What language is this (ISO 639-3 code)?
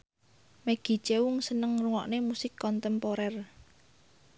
jav